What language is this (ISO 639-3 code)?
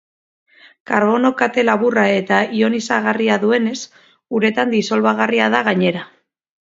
eus